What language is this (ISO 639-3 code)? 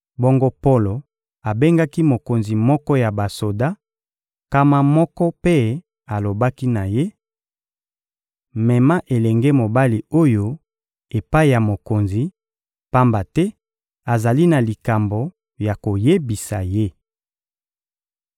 lin